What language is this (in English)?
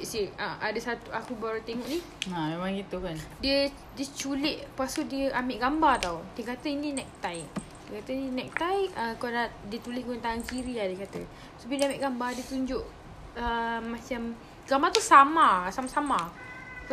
Malay